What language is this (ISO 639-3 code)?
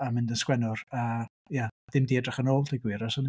cym